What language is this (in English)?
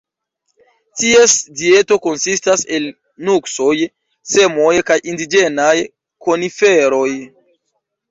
Esperanto